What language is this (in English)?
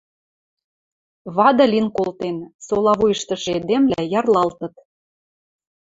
Western Mari